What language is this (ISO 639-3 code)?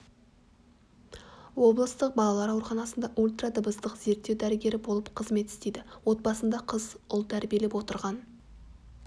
kaz